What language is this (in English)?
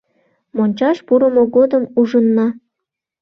Mari